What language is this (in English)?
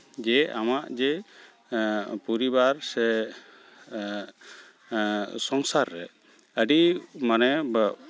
Santali